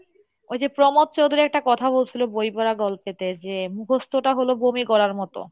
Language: Bangla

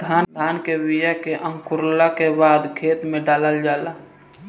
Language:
Bhojpuri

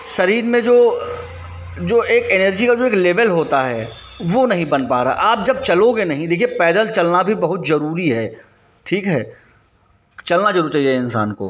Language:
Hindi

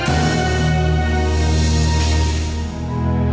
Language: Indonesian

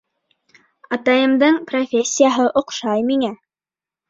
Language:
Bashkir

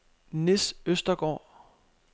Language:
Danish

